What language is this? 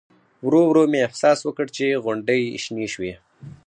Pashto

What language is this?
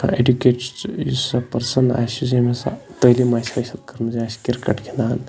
Kashmiri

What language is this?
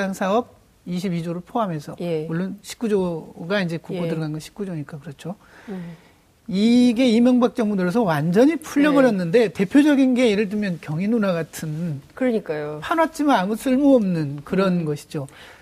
Korean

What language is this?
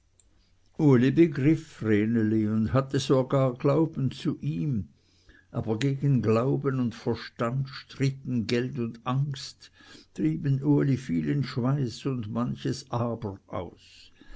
German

